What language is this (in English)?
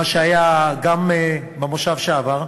Hebrew